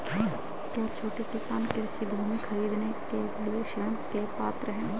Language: Hindi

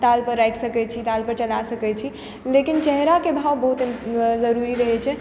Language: Maithili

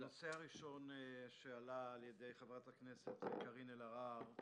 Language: Hebrew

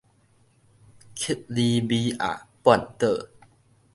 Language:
Min Nan Chinese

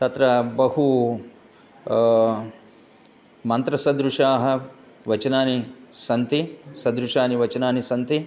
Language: Sanskrit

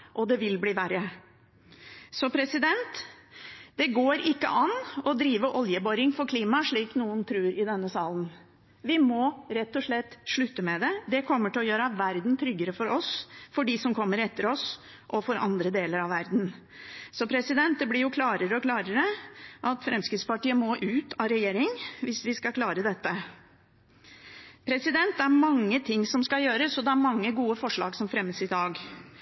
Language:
Norwegian Bokmål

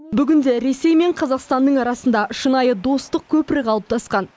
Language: Kazakh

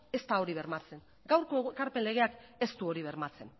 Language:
Basque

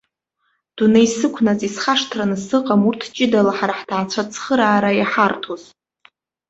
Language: Abkhazian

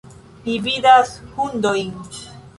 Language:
Esperanto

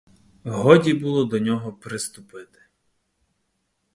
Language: Ukrainian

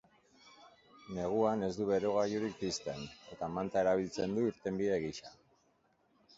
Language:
Basque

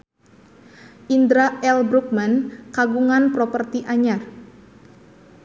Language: Sundanese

